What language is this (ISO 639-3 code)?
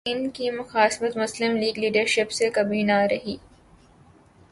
urd